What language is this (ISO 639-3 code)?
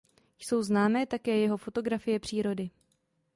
ces